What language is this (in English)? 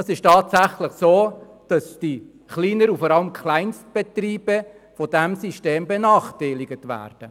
Swiss German